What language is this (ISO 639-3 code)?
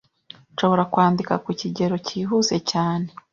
kin